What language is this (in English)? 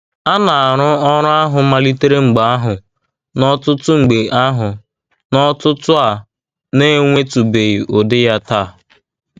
Igbo